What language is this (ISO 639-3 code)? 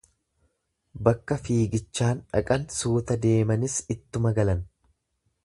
orm